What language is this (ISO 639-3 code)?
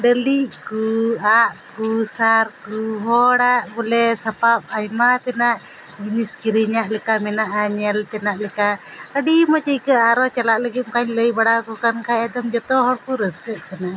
sat